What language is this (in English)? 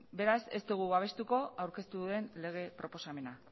Basque